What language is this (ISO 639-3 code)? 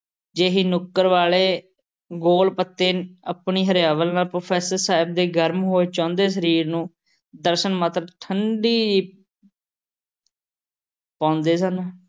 pan